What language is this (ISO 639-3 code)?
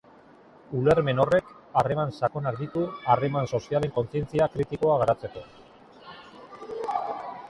eus